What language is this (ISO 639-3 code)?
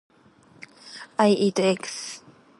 jpn